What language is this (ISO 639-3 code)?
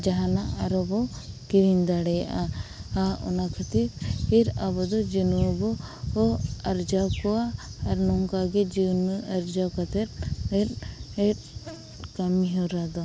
sat